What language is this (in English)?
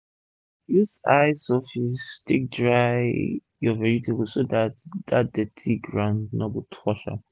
Nigerian Pidgin